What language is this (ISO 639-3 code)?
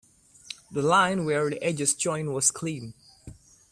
eng